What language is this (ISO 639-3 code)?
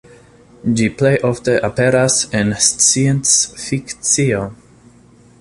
epo